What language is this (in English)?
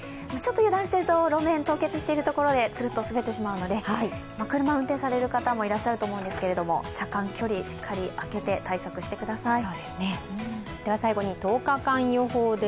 Japanese